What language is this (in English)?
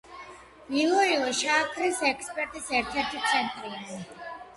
Georgian